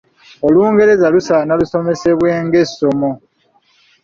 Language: Ganda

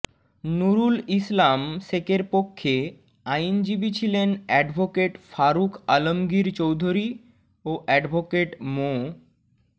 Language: Bangla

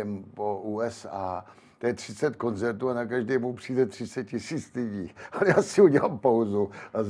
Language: Czech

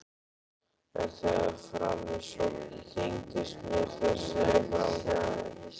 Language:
Icelandic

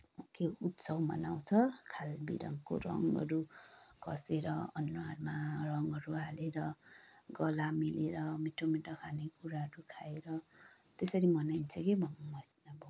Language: Nepali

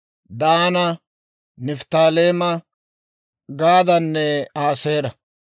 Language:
Dawro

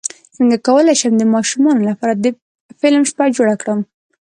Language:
Pashto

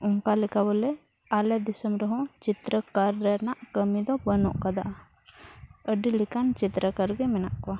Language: Santali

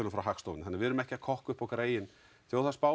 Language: Icelandic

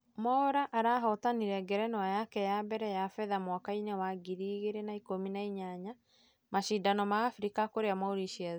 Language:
Kikuyu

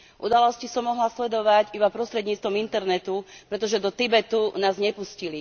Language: Slovak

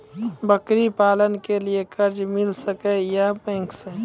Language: Maithili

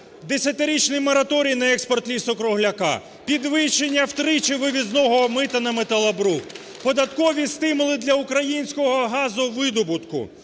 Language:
Ukrainian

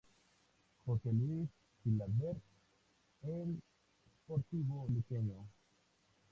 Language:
Spanish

